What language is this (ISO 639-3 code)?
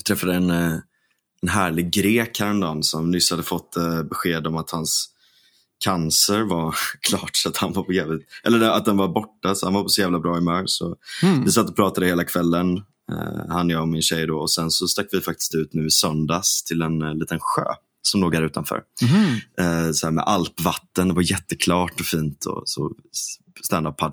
swe